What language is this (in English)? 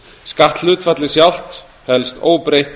Icelandic